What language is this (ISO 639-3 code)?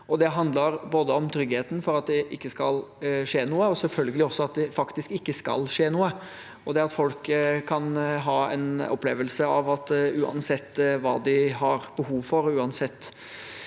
nor